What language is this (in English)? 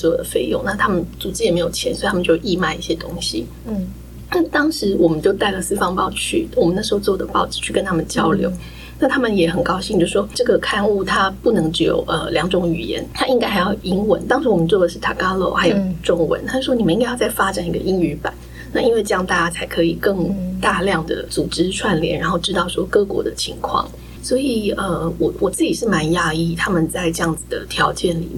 Chinese